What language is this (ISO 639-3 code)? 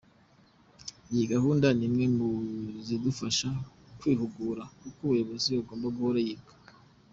kin